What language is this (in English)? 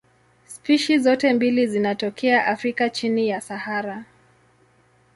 Swahili